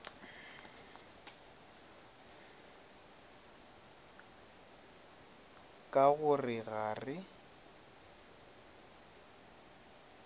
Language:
Northern Sotho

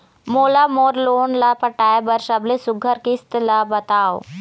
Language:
Chhattisgarhi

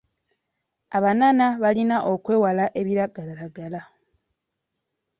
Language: Ganda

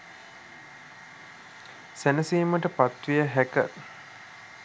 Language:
Sinhala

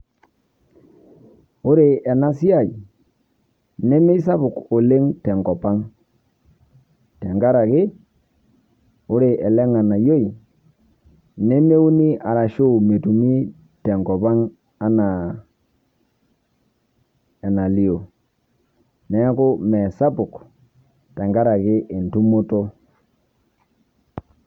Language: Masai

